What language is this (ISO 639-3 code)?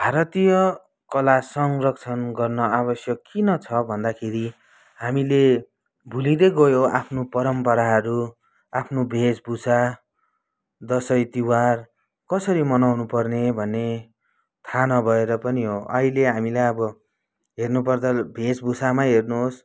nep